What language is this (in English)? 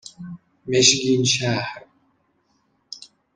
Persian